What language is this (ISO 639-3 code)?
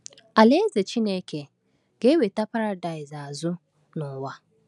ibo